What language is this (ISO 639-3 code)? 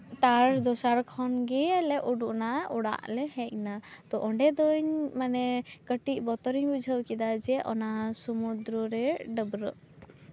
sat